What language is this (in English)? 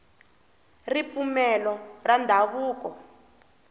Tsonga